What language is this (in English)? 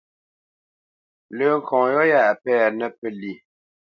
Bamenyam